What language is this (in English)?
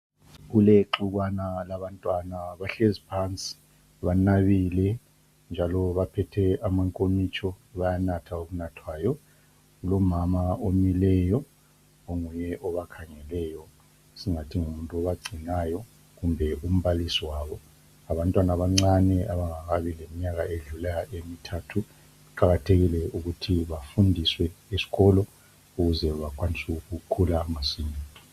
North Ndebele